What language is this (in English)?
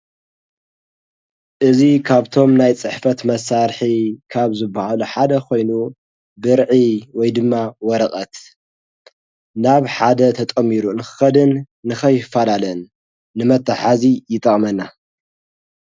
Tigrinya